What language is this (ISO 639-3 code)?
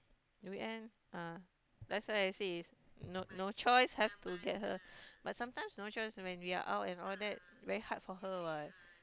eng